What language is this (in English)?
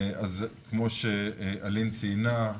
Hebrew